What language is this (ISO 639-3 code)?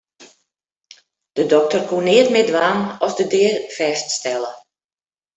fry